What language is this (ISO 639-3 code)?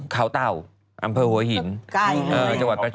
tha